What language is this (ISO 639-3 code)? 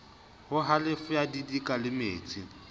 sot